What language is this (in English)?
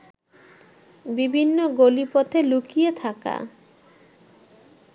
Bangla